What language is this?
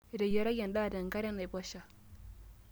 Masai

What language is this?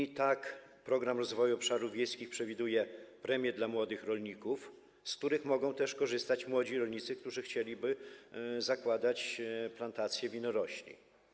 Polish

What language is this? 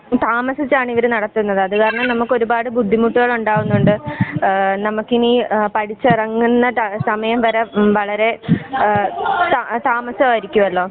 Malayalam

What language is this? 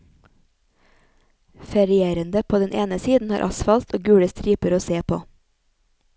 Norwegian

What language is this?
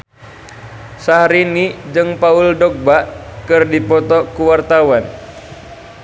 Sundanese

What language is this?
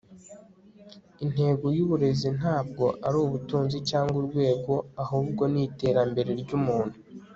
Kinyarwanda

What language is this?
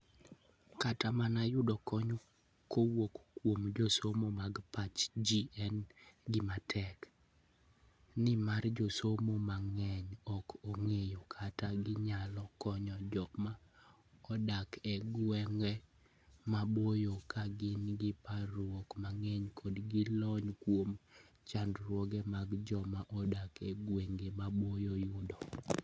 Luo (Kenya and Tanzania)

